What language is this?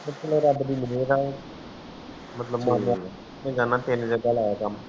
Punjabi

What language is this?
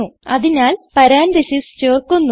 Malayalam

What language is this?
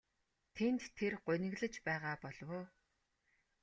Mongolian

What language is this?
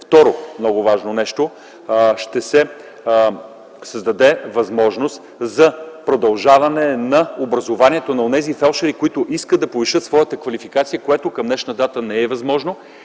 Bulgarian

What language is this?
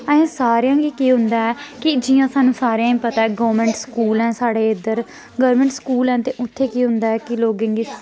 Dogri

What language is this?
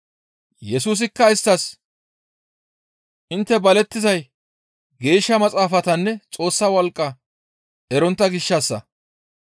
Gamo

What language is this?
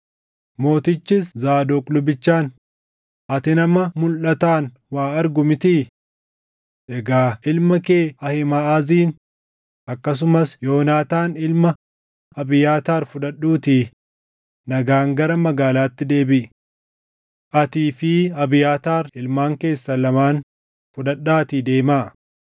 Oromo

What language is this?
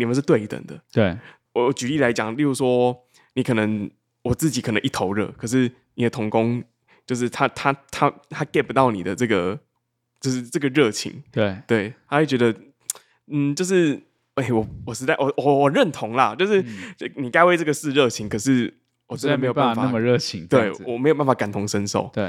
Chinese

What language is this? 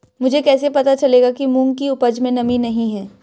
Hindi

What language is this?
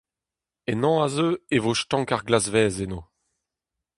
Breton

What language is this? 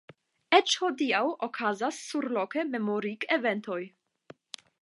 Esperanto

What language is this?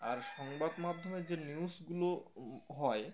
Bangla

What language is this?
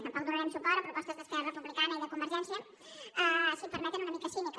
Catalan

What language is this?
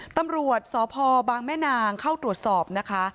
Thai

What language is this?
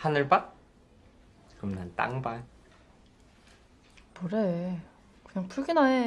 Korean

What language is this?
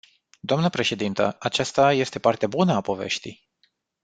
Romanian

